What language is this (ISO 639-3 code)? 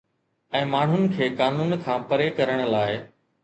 snd